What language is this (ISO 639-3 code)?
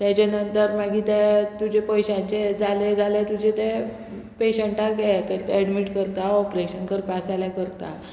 kok